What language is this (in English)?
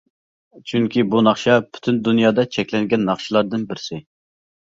Uyghur